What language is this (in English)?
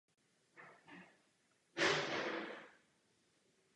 Czech